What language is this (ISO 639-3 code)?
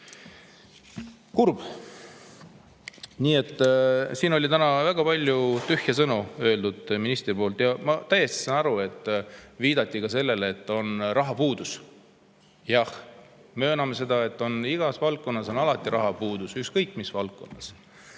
est